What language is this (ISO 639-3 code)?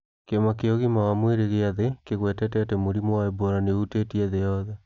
kik